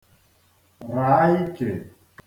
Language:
Igbo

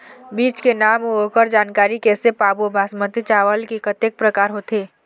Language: Chhattisgarhi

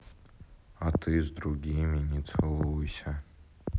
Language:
Russian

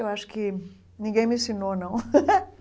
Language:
Portuguese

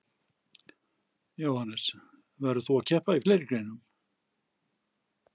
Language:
Icelandic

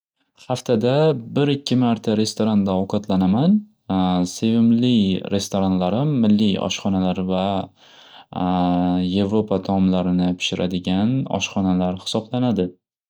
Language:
Uzbek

